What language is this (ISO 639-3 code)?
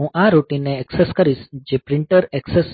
guj